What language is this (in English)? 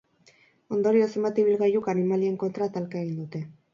Basque